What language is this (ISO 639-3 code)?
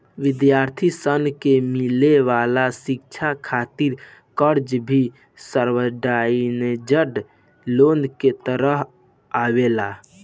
bho